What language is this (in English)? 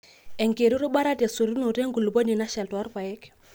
Masai